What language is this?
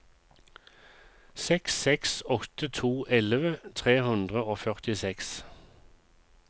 Norwegian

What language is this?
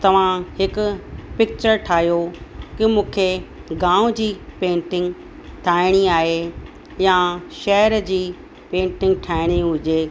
Sindhi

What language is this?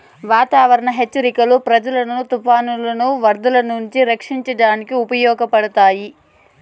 Telugu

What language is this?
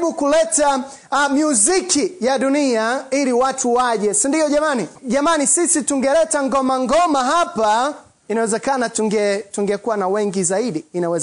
Swahili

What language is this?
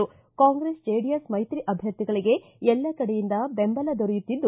Kannada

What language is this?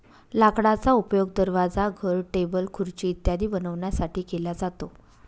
Marathi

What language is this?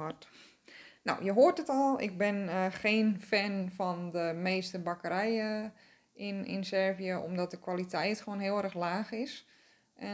Dutch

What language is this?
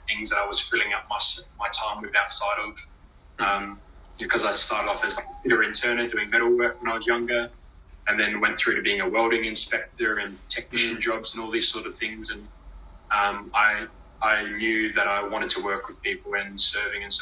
English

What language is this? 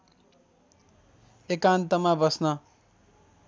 Nepali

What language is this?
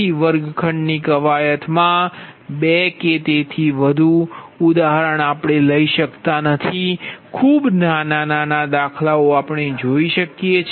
Gujarati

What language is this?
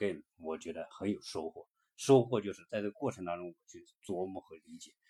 Chinese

